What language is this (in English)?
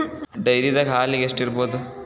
Kannada